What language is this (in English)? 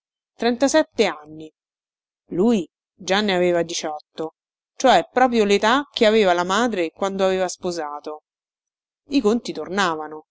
Italian